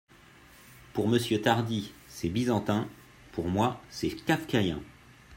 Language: French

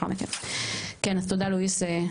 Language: Hebrew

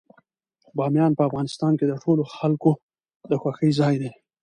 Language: Pashto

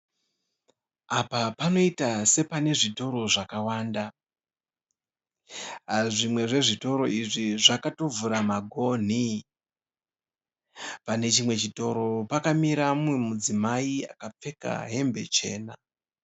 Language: Shona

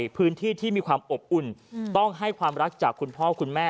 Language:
Thai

